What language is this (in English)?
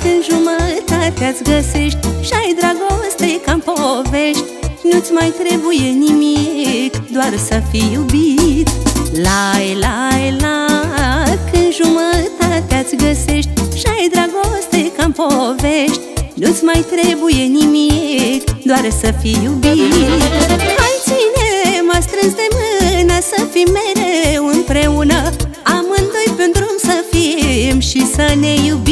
Romanian